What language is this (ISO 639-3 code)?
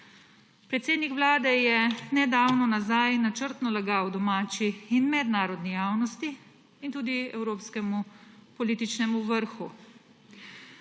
slv